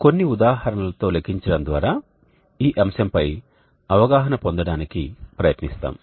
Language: Telugu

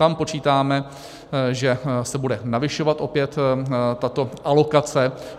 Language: Czech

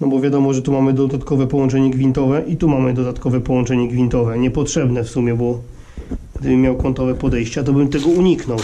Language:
Polish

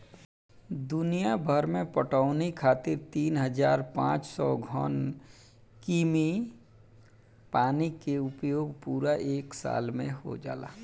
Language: Bhojpuri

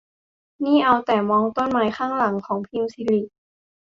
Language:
Thai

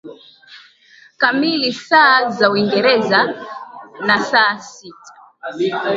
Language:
Swahili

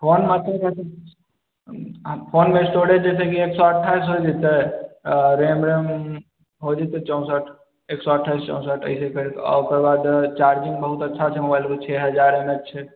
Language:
Maithili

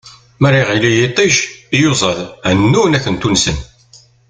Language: Kabyle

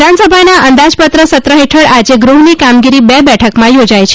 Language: Gujarati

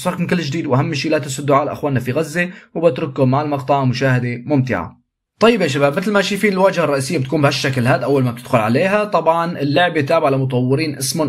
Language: Arabic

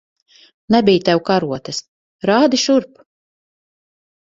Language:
Latvian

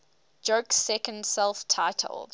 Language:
English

